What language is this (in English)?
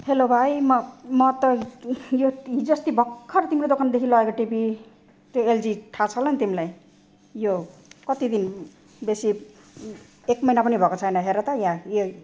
Nepali